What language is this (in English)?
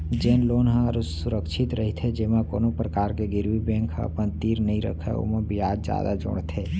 Chhattisgarhi